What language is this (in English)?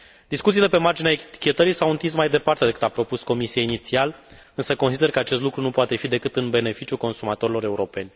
Romanian